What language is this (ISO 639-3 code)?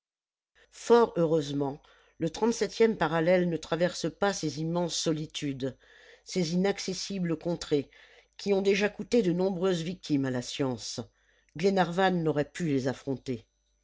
fra